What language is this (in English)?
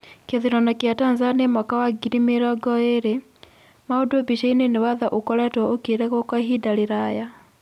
Kikuyu